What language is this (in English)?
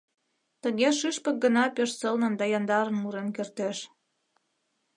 Mari